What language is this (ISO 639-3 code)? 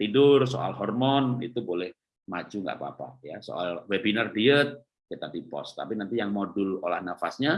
ind